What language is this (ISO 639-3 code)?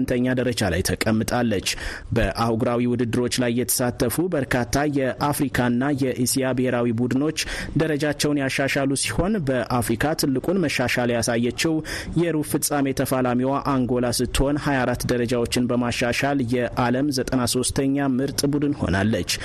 amh